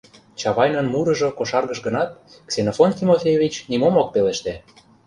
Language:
Mari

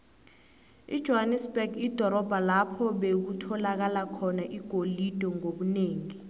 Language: South Ndebele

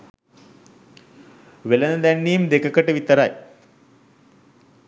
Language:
Sinhala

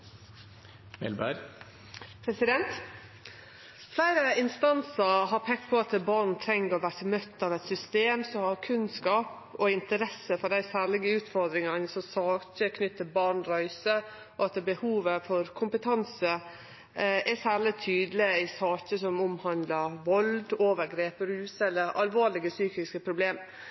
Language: Norwegian Nynorsk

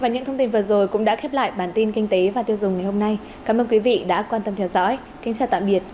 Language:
Vietnamese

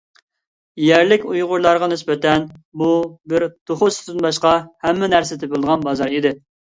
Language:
Uyghur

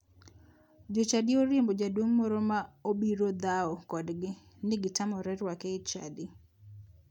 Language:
Luo (Kenya and Tanzania)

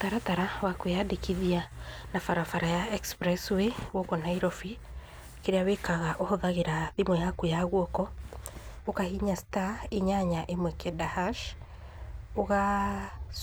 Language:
Kikuyu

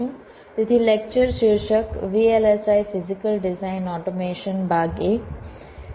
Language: Gujarati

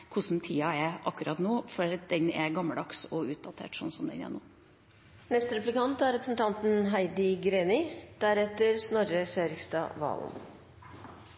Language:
Norwegian Bokmål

